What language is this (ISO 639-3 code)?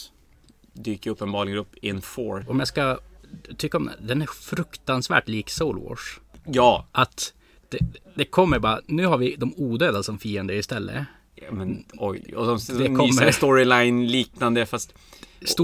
swe